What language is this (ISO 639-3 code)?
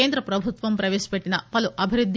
tel